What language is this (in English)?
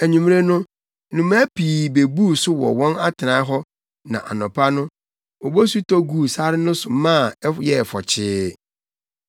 Akan